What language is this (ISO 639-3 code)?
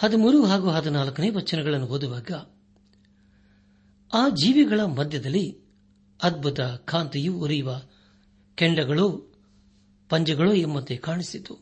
kan